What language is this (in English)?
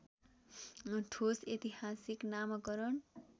Nepali